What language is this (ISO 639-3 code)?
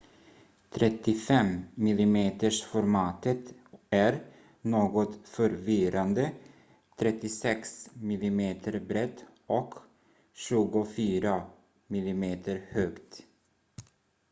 swe